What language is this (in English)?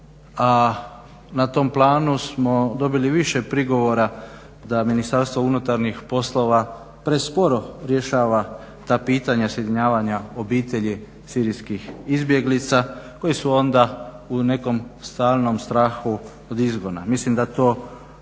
Croatian